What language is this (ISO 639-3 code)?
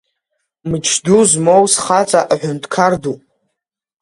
abk